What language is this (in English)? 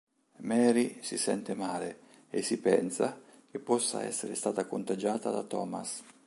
Italian